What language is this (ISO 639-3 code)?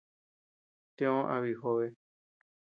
cux